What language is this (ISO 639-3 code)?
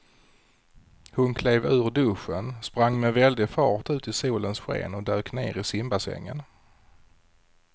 swe